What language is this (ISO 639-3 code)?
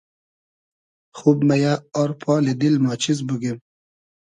haz